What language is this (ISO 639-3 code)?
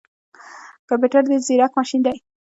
pus